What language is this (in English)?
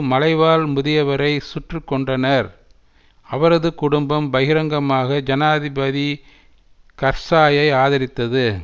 Tamil